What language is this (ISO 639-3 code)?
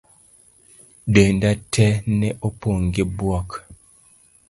luo